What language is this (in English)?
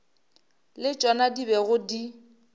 Northern Sotho